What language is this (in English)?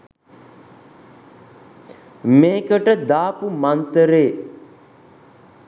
Sinhala